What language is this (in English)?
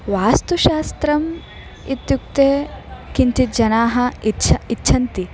Sanskrit